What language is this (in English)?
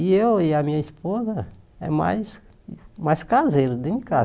Portuguese